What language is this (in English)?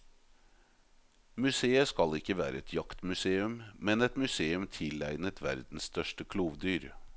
Norwegian